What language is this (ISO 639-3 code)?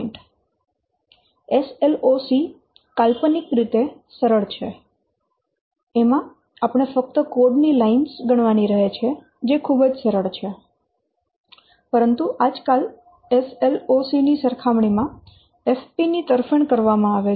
guj